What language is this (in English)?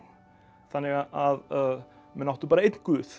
Icelandic